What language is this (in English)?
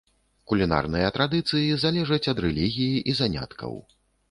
Belarusian